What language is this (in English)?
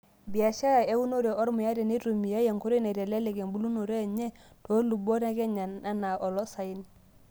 Masai